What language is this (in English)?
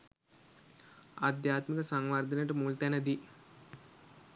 Sinhala